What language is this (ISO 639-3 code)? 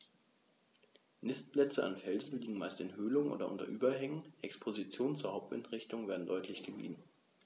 deu